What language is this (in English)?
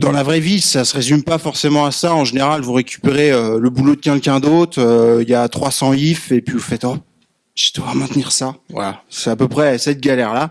French